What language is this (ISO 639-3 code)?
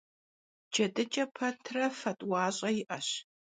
kbd